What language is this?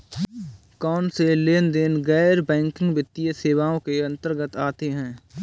Hindi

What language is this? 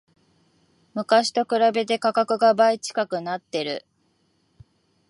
Japanese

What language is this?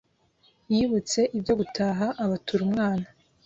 Kinyarwanda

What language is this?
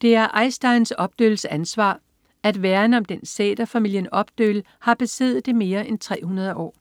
Danish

